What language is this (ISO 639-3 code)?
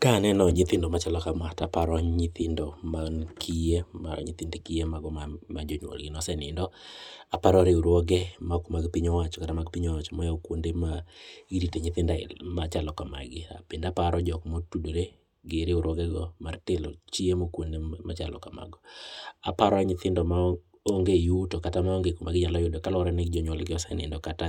luo